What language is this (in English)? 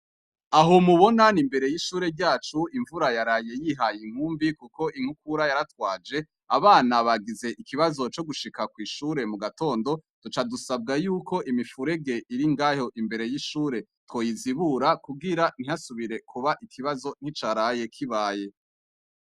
Rundi